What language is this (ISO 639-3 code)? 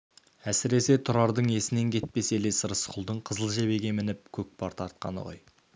kaz